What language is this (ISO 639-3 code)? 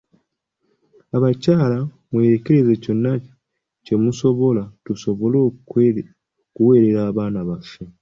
lug